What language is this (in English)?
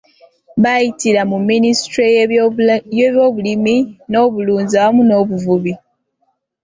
Ganda